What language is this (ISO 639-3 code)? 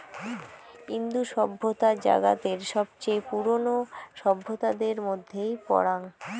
ben